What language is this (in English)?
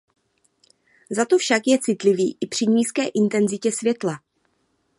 Czech